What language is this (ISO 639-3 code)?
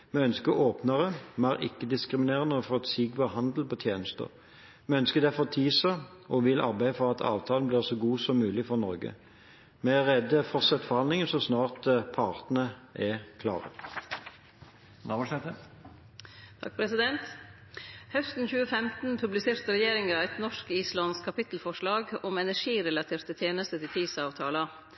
nor